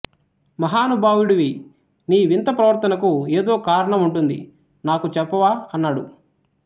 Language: Telugu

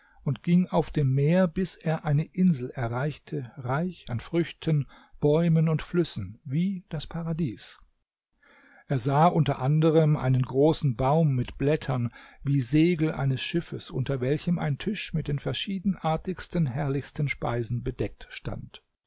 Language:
German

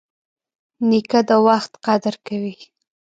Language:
Pashto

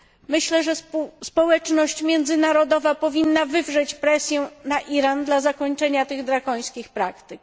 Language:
Polish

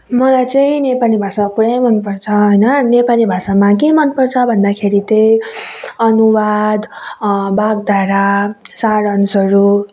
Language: Nepali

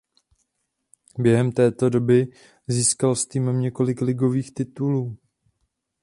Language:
Czech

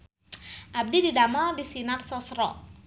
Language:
Sundanese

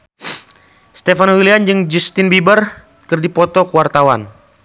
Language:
Sundanese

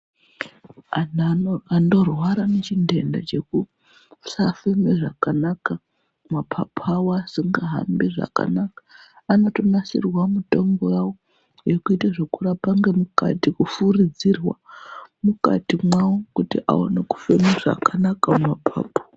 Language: Ndau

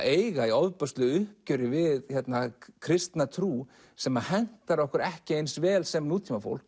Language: Icelandic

